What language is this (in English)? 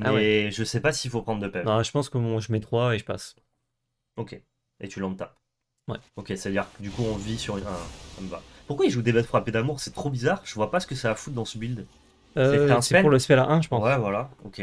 French